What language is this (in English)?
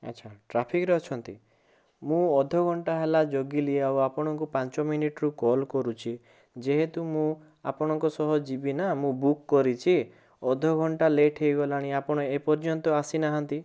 Odia